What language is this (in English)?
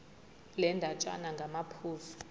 Zulu